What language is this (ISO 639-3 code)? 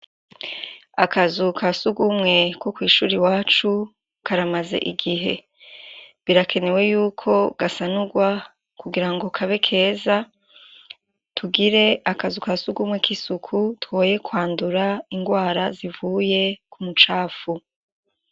run